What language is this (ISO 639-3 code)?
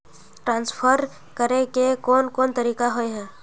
mag